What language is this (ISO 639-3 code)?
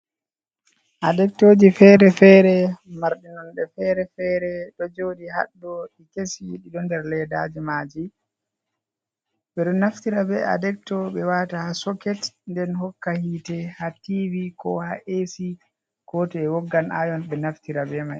ful